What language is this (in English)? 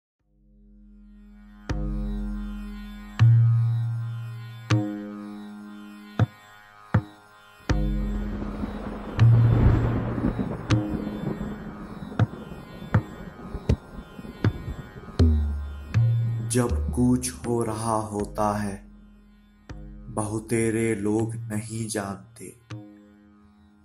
Hindi